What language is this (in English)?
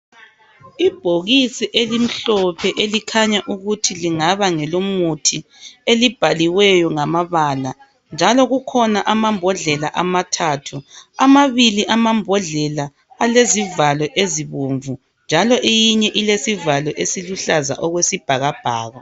North Ndebele